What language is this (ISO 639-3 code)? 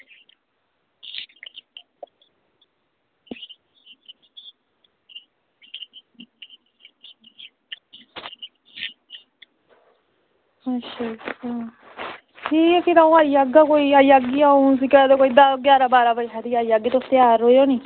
doi